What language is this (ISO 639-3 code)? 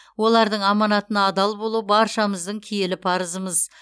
kaz